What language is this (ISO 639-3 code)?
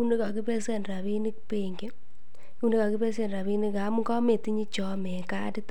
kln